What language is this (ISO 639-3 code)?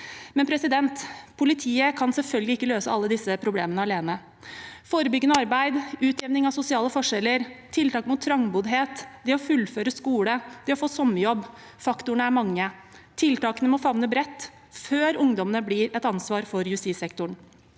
nor